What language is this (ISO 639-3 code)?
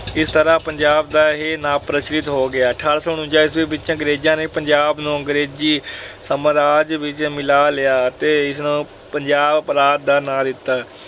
pan